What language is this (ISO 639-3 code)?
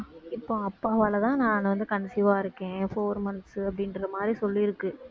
tam